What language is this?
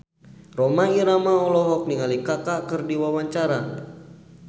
Sundanese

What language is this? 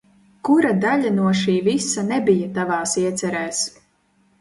Latvian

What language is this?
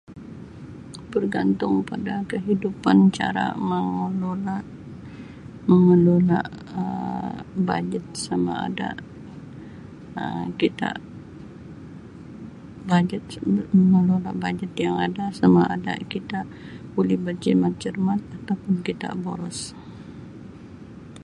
Sabah Malay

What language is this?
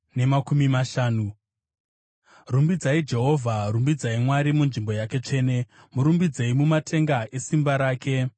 Shona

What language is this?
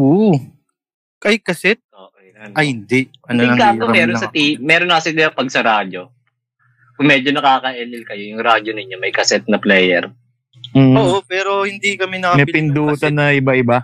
Filipino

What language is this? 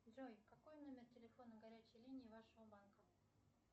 Russian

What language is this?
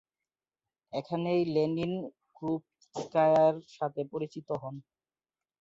Bangla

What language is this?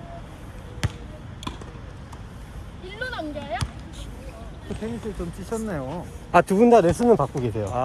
Korean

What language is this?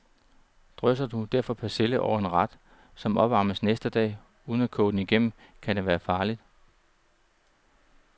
Danish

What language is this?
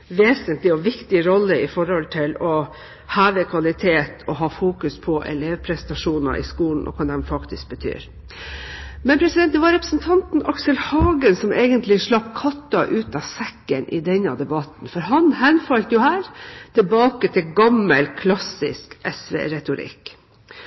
Norwegian Bokmål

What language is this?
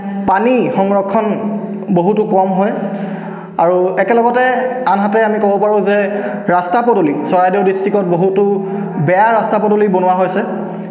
Assamese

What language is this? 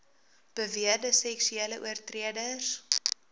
Afrikaans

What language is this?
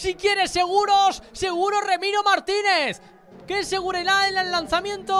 Spanish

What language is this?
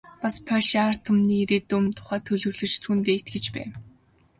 Mongolian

